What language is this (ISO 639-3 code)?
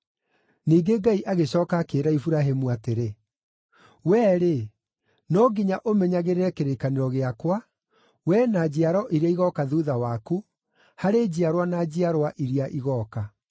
kik